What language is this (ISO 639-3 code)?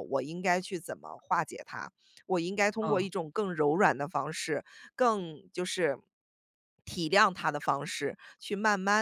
zho